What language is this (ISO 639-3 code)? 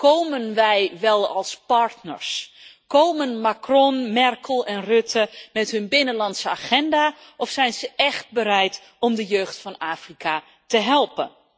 nld